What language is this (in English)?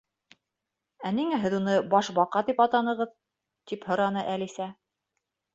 Bashkir